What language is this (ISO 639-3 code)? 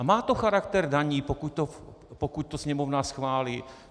ces